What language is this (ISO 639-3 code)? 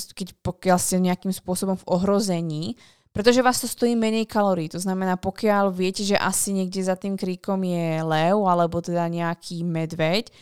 slk